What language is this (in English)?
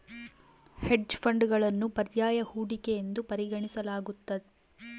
Kannada